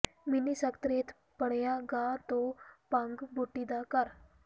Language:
Punjabi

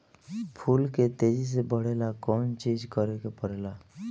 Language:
Bhojpuri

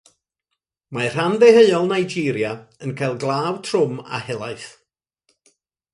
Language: Welsh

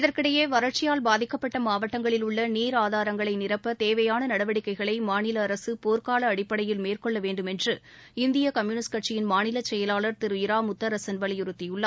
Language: Tamil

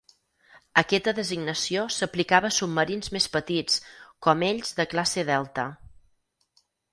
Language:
Catalan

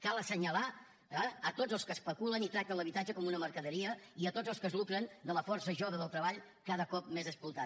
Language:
Catalan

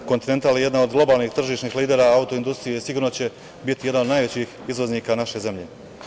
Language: Serbian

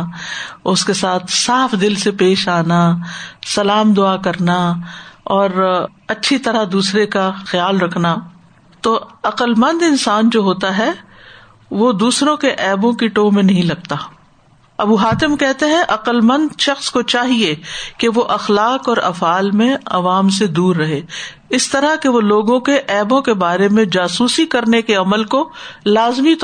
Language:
Urdu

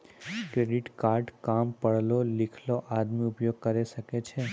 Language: Maithili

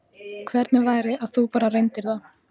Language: Icelandic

